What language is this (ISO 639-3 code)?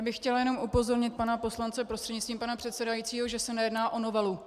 ces